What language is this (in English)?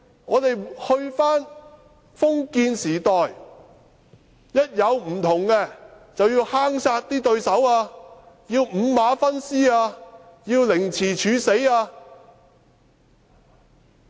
Cantonese